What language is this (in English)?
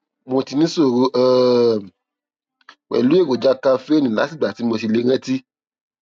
Yoruba